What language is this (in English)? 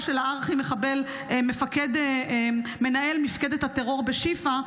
Hebrew